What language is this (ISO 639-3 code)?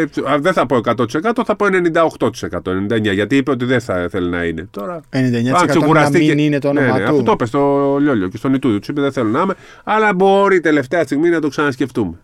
ell